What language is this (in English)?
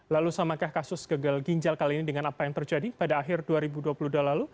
Indonesian